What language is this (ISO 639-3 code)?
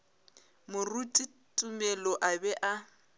nso